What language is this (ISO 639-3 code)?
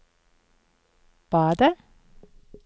nor